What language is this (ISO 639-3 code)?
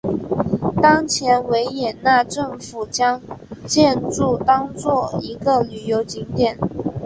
zho